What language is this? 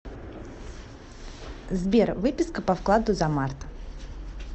Russian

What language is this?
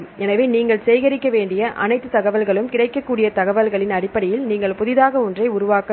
Tamil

